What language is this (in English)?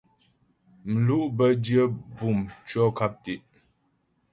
Ghomala